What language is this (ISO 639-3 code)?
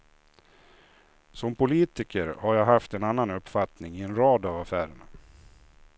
swe